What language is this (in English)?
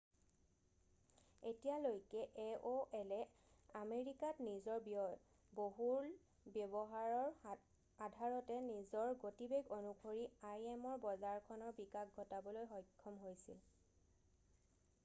Assamese